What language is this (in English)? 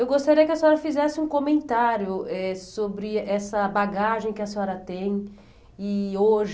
Portuguese